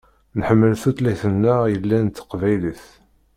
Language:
Kabyle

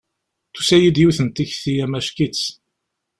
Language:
Kabyle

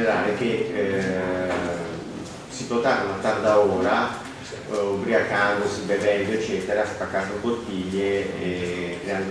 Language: Italian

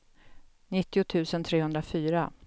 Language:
Swedish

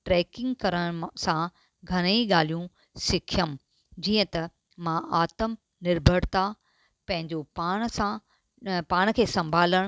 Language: Sindhi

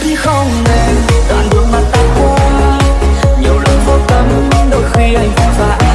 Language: Vietnamese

